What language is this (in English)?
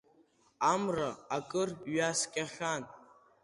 Abkhazian